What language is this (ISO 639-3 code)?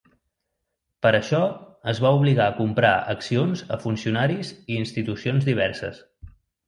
cat